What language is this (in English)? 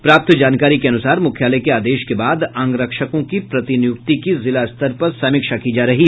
Hindi